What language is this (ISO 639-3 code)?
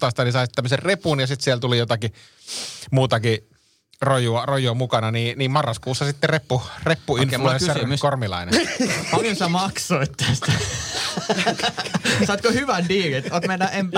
fin